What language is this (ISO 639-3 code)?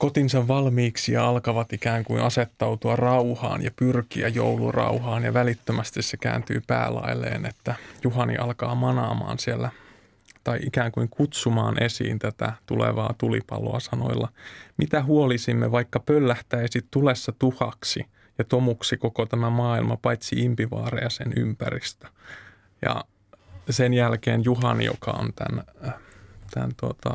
fin